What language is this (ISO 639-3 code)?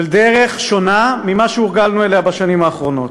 heb